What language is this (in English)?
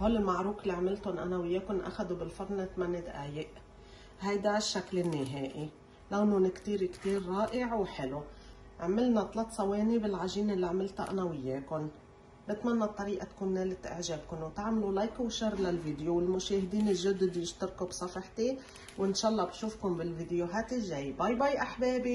Arabic